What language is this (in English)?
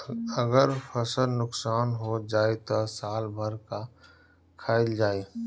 Bhojpuri